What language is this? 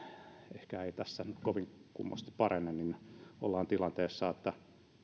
Finnish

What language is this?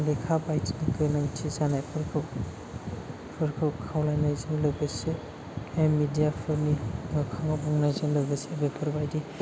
Bodo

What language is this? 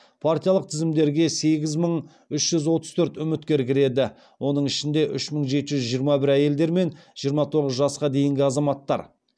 Kazakh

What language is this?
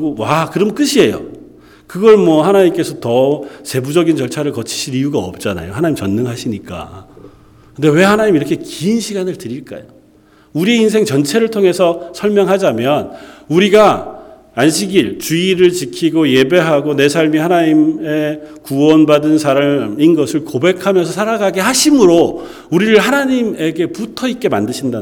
Korean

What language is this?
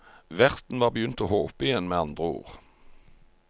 Norwegian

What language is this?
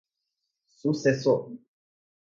Portuguese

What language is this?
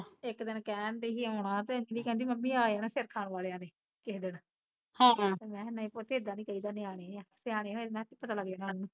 Punjabi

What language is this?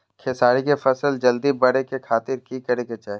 Magahi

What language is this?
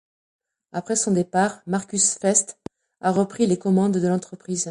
French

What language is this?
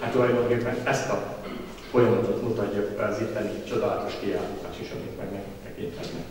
Hungarian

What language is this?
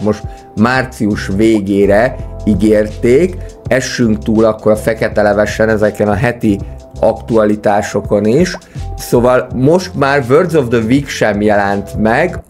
Hungarian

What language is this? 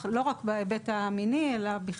Hebrew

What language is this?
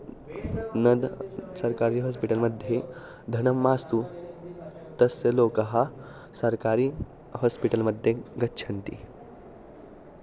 Sanskrit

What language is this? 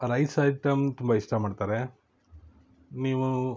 Kannada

